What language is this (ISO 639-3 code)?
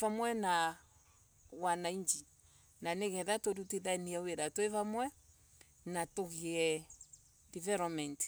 ebu